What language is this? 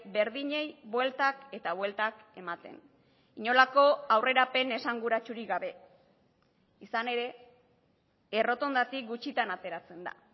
Basque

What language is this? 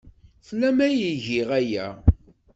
Kabyle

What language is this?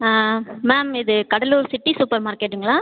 Tamil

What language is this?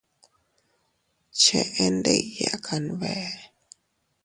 Teutila Cuicatec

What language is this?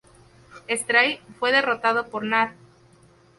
Spanish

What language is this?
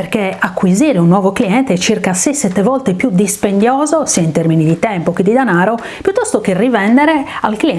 Italian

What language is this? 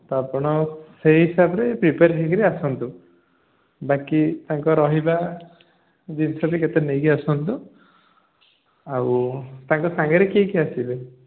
Odia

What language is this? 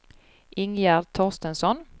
Swedish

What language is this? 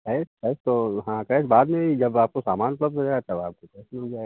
Hindi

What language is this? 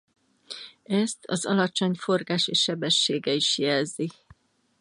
Hungarian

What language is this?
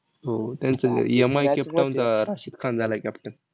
Marathi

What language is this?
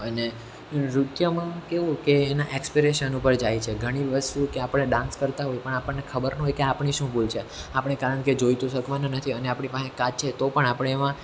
Gujarati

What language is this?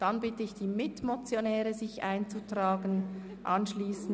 Swiss German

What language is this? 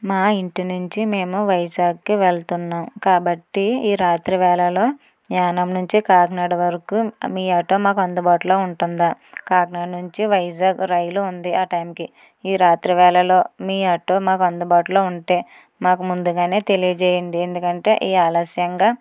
Telugu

